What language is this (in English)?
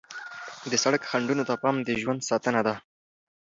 Pashto